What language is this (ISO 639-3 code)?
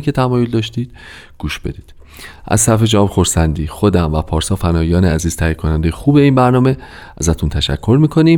fas